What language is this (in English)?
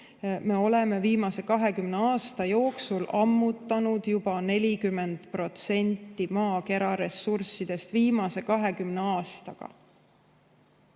Estonian